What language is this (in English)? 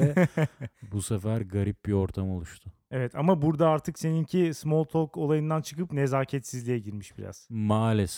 Turkish